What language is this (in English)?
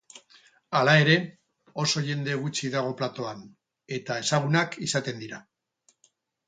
Basque